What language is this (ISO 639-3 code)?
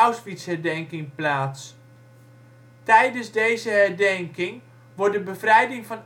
nld